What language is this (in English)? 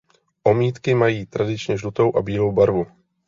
Czech